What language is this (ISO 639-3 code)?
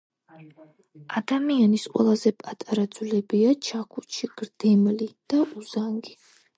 kat